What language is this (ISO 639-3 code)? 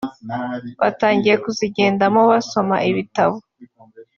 kin